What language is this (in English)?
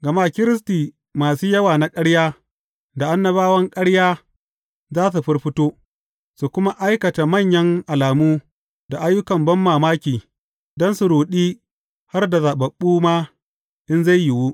Hausa